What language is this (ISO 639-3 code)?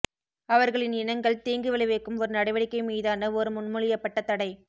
tam